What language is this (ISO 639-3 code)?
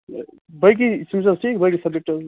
kas